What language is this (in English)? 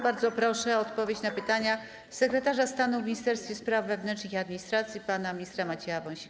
Polish